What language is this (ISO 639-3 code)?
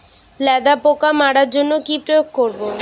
ben